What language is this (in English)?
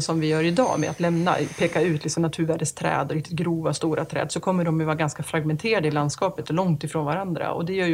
Swedish